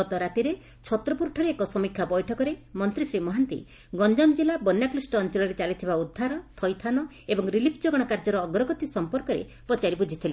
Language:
Odia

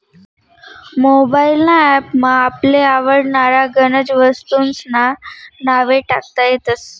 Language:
Marathi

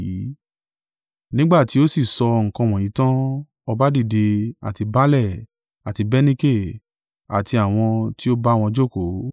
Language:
Yoruba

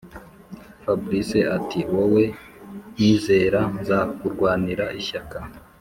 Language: Kinyarwanda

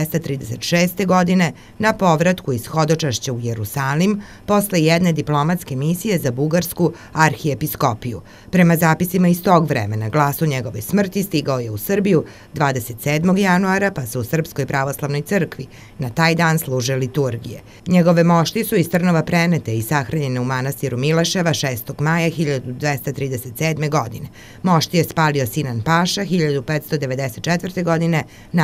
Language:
Italian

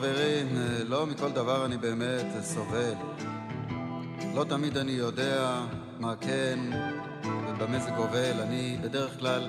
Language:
Hebrew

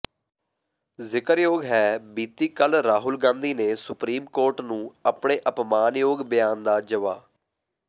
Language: Punjabi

